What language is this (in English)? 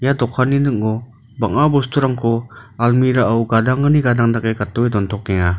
Garo